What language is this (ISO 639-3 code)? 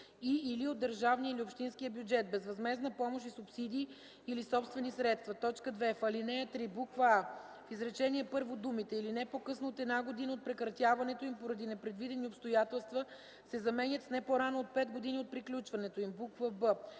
bul